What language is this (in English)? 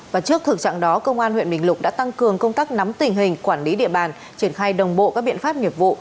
Vietnamese